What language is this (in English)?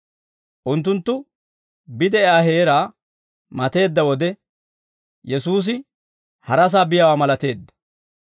Dawro